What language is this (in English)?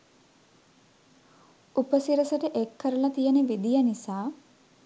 Sinhala